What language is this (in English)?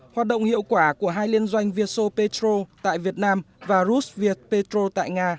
Vietnamese